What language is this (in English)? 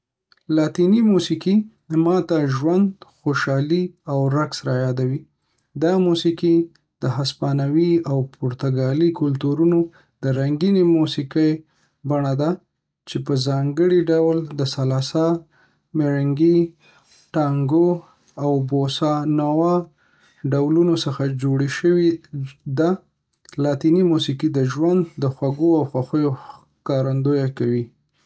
Pashto